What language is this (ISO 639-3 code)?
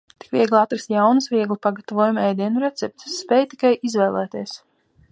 lav